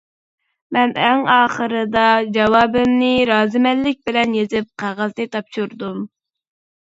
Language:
Uyghur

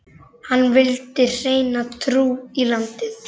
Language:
Icelandic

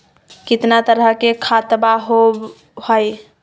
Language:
Magahi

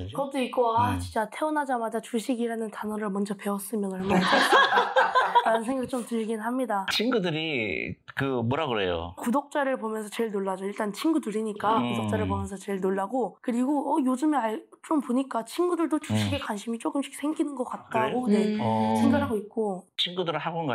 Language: Korean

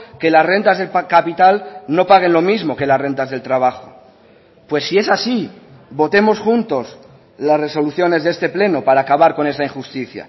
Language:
Spanish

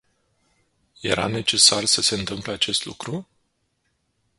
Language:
Romanian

